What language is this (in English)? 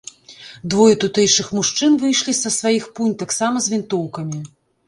Belarusian